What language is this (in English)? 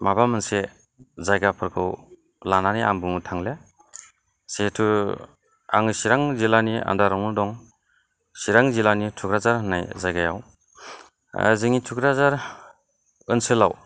Bodo